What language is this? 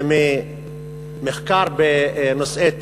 Hebrew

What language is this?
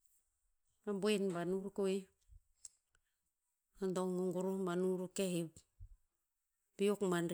Tinputz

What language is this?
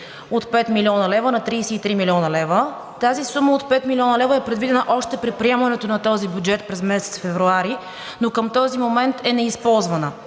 Bulgarian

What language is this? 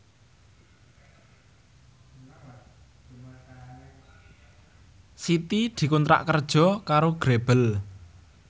Javanese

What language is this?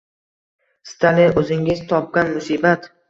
Uzbek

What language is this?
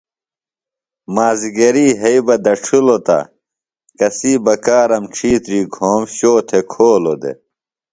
Phalura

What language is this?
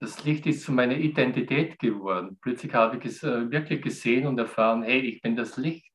German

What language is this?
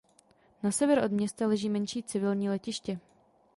Czech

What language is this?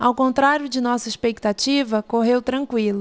Portuguese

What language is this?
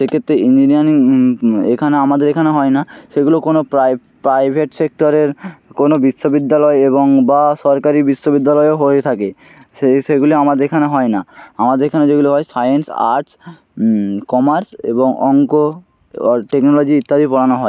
Bangla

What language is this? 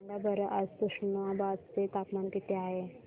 Marathi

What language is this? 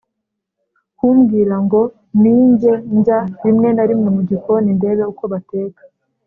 Kinyarwanda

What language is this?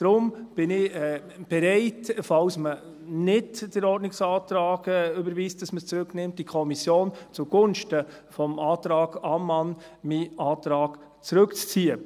Swiss German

